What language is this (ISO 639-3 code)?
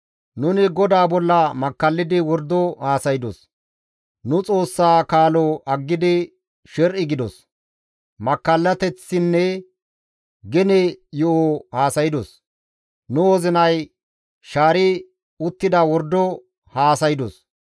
gmv